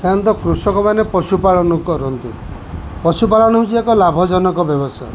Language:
Odia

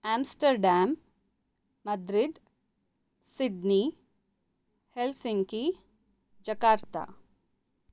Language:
Sanskrit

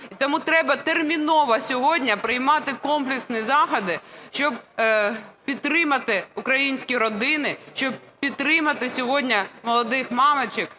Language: Ukrainian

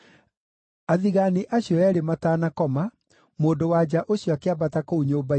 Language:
Kikuyu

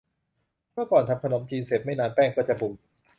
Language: Thai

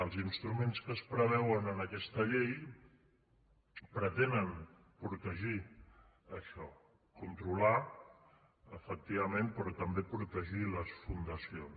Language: Catalan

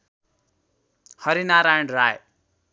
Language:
Nepali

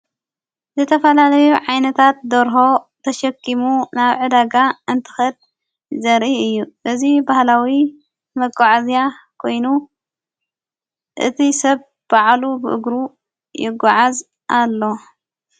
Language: Tigrinya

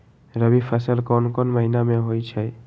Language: Magahi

